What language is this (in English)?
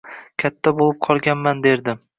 Uzbek